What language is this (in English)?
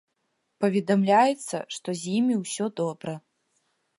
Belarusian